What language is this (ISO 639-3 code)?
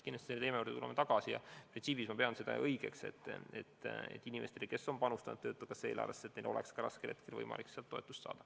est